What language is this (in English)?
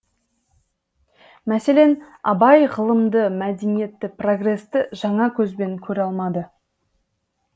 Kazakh